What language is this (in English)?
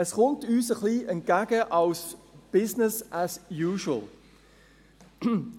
Swiss German